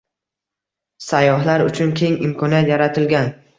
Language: Uzbek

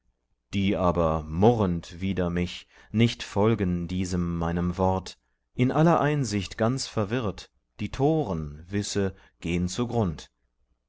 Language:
German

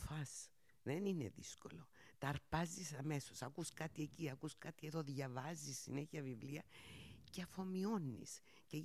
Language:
Greek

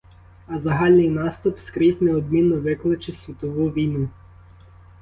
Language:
Ukrainian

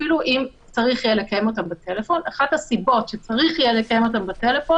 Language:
Hebrew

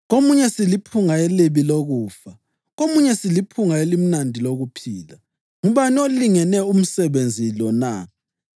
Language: North Ndebele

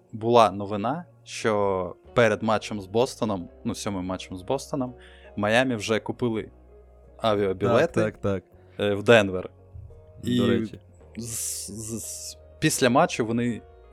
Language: Ukrainian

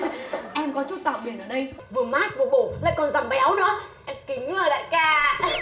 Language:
Vietnamese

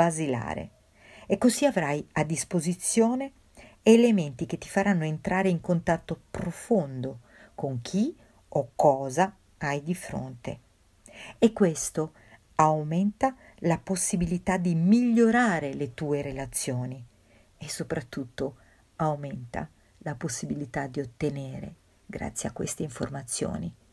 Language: Italian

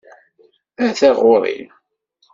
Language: Kabyle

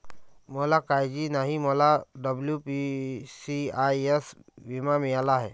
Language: Marathi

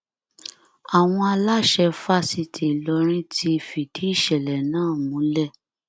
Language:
Yoruba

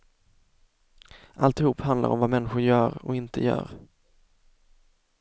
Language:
Swedish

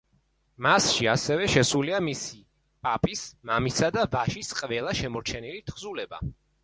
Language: Georgian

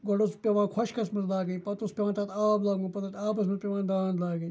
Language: Kashmiri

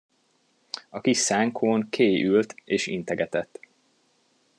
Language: Hungarian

